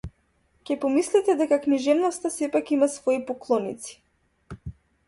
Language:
Macedonian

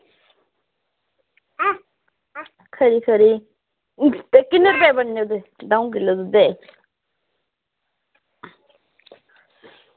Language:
Dogri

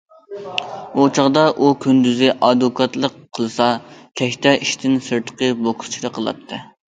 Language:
Uyghur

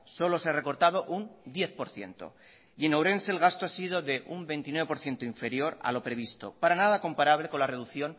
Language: Spanish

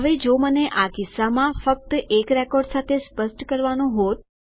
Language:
Gujarati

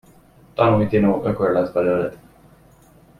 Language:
Hungarian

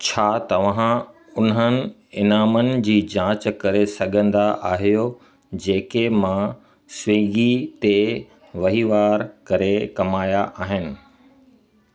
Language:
Sindhi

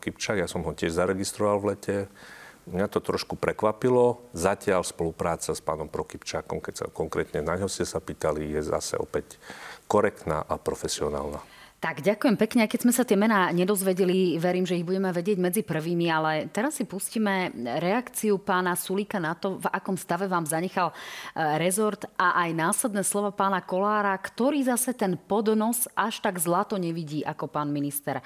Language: Slovak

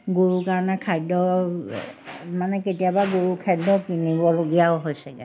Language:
Assamese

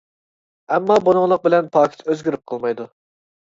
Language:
Uyghur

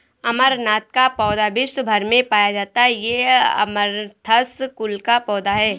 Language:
Hindi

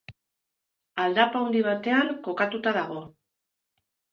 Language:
Basque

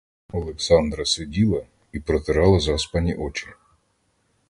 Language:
Ukrainian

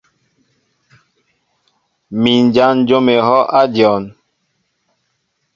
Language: Mbo (Cameroon)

